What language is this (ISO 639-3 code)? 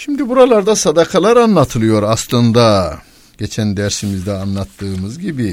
tur